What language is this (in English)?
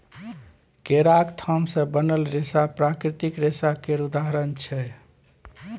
Maithili